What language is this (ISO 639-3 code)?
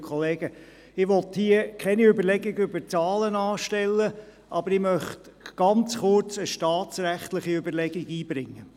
gsw